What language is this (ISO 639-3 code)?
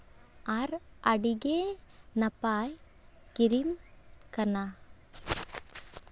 sat